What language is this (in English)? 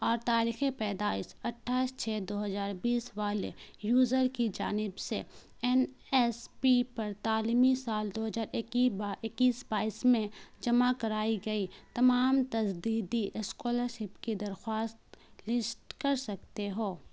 Urdu